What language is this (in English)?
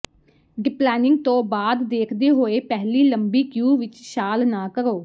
Punjabi